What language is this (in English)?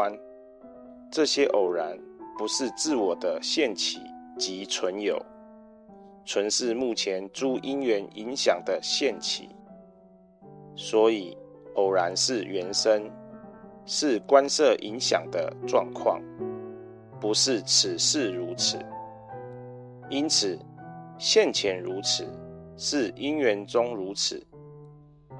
Chinese